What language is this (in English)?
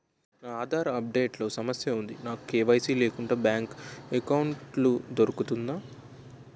Telugu